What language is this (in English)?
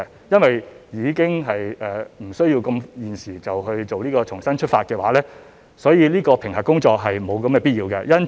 Cantonese